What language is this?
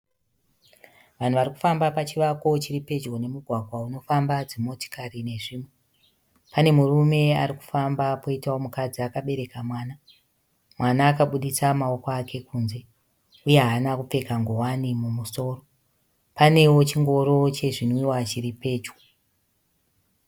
Shona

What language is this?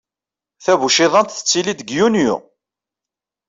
Kabyle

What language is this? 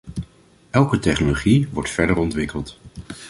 Dutch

